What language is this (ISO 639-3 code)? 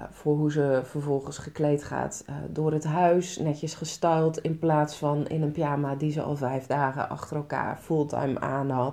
nld